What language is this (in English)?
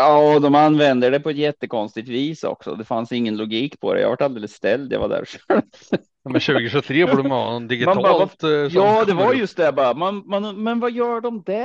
Swedish